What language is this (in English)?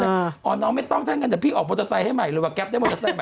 Thai